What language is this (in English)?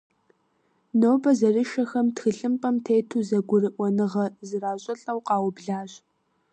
Kabardian